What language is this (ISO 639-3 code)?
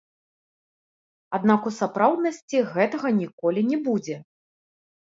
bel